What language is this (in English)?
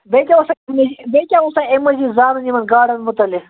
Kashmiri